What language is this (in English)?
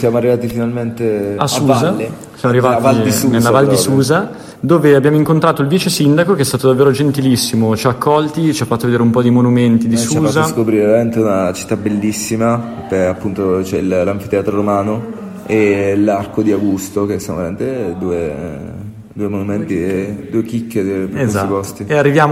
Italian